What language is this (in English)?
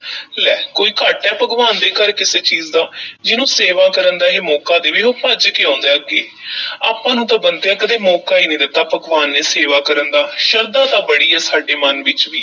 Punjabi